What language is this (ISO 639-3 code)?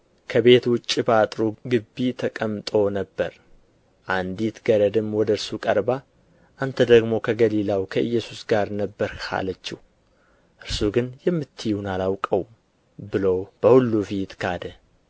amh